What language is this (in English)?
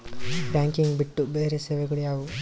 Kannada